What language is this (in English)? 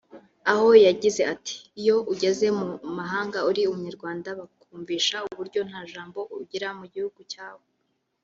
Kinyarwanda